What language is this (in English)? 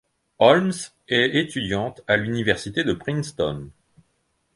French